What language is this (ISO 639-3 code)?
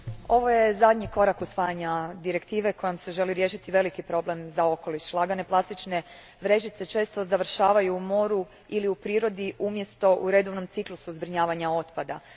hrv